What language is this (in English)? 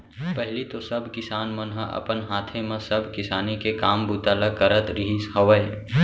Chhattisgarhi